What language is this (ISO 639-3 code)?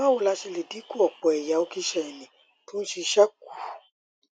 yor